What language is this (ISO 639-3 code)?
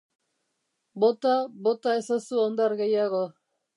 eus